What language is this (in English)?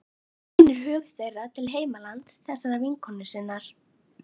Icelandic